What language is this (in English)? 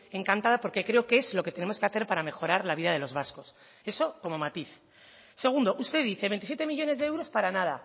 Spanish